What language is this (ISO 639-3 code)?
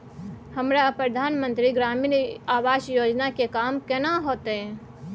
mai